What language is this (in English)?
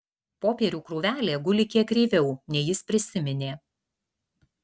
Lithuanian